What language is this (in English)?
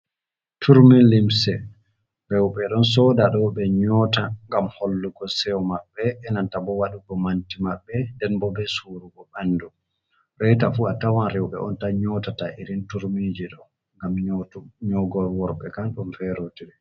Fula